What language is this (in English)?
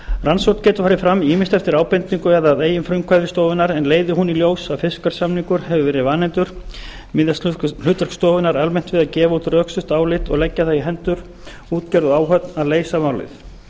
Icelandic